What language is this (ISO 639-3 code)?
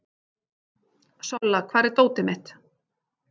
isl